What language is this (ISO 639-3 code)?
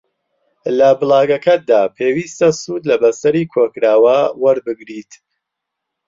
ckb